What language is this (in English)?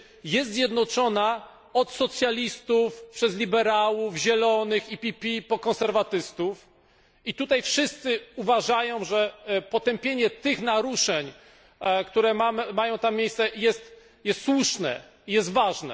Polish